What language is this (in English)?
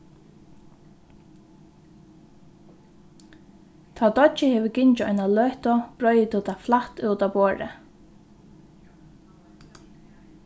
Faroese